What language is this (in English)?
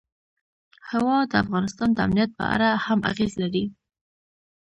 Pashto